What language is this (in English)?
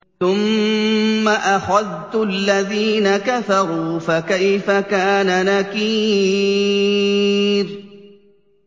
Arabic